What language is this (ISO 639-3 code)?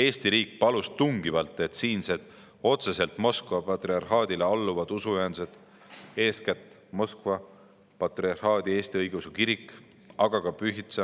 est